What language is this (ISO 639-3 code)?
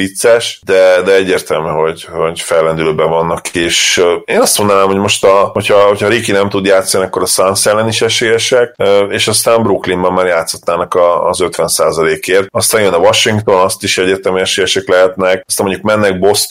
hun